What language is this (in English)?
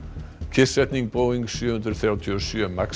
Icelandic